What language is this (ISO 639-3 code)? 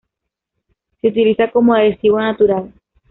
spa